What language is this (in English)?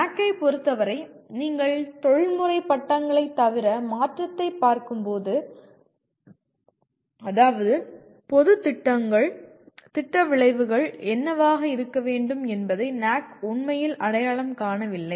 Tamil